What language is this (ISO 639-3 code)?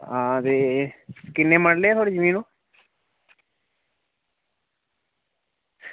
doi